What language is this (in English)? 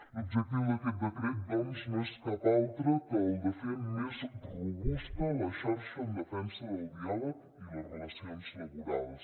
Catalan